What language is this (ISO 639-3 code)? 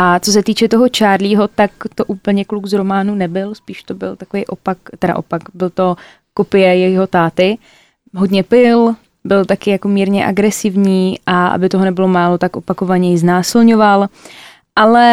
ces